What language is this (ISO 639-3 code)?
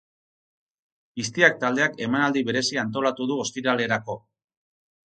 eus